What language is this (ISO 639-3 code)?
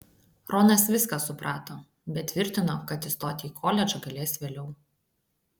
lit